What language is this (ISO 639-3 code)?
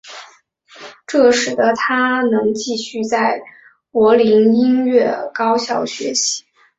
zho